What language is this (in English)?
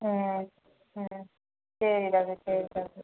Tamil